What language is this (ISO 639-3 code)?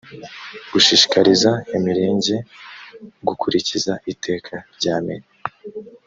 kin